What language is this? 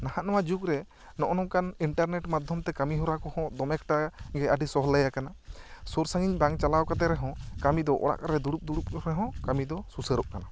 Santali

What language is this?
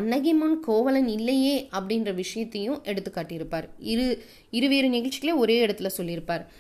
Tamil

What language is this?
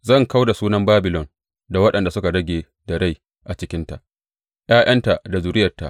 Hausa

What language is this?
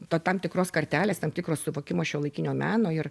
Lithuanian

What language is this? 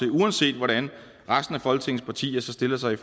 Danish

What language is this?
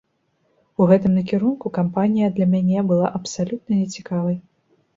Belarusian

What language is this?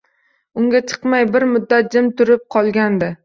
Uzbek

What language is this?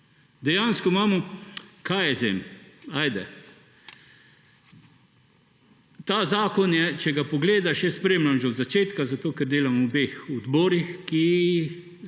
Slovenian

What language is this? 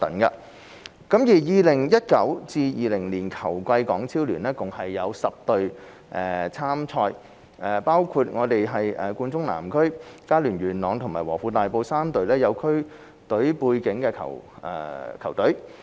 Cantonese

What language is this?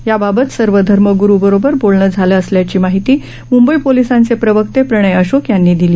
Marathi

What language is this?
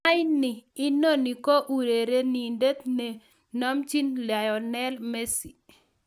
Kalenjin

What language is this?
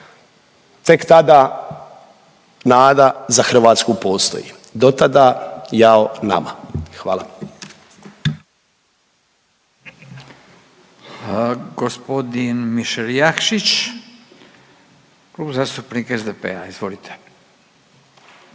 Croatian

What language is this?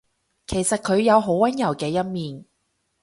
Cantonese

